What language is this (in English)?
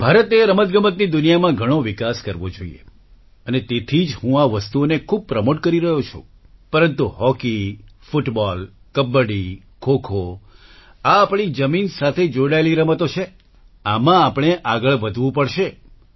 Gujarati